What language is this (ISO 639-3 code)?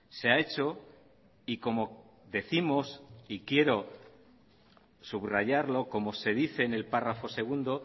spa